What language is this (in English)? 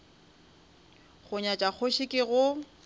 Northern Sotho